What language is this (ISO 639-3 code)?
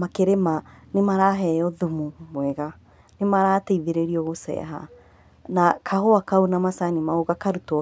kik